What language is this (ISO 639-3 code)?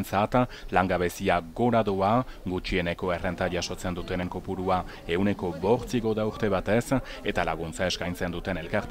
nld